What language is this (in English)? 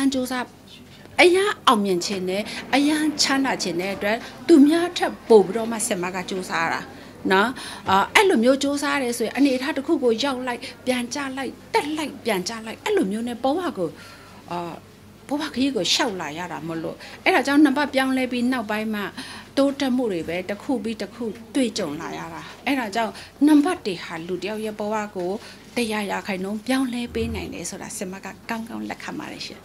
Thai